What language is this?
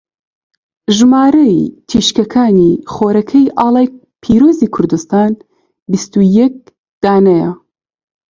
Central Kurdish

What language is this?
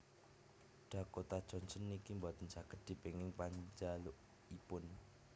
Javanese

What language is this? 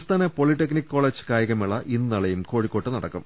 Malayalam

